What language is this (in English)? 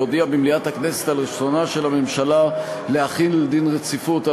Hebrew